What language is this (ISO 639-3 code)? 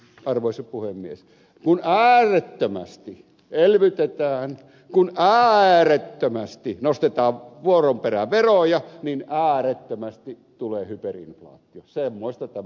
fin